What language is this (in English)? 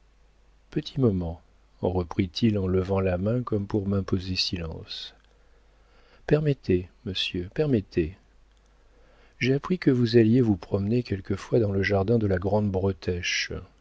French